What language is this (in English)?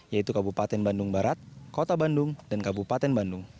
Indonesian